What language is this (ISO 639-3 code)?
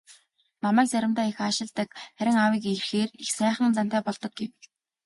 mon